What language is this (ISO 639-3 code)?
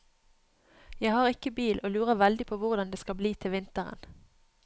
nor